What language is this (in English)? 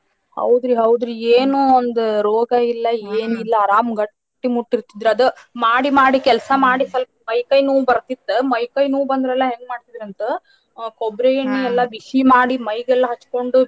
Kannada